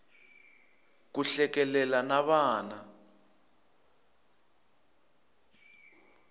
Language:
Tsonga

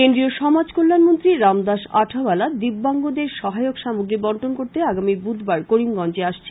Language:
Bangla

